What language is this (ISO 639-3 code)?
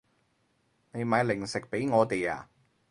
yue